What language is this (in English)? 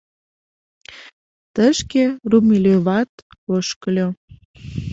Mari